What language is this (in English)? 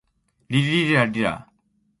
Borgu Fulfulde